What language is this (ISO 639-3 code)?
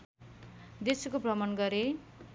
nep